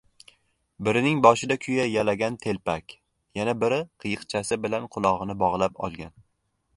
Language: Uzbek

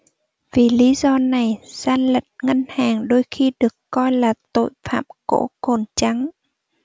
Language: Vietnamese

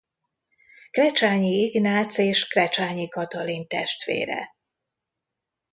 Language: Hungarian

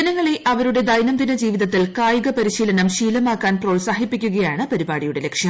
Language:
Malayalam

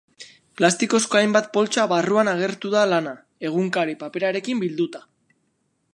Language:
Basque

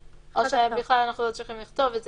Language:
Hebrew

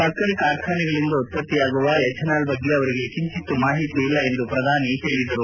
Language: Kannada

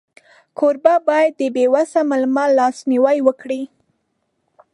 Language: Pashto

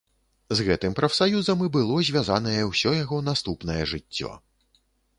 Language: Belarusian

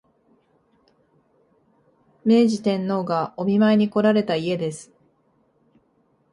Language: Japanese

